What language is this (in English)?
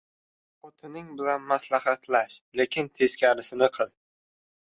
Uzbek